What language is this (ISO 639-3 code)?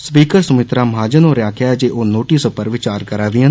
doi